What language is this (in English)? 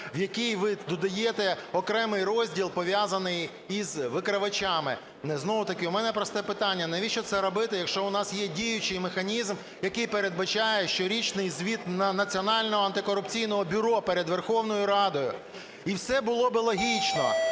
Ukrainian